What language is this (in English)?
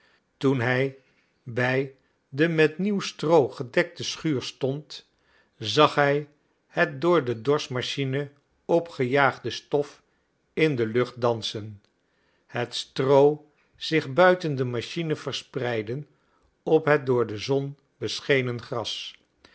Dutch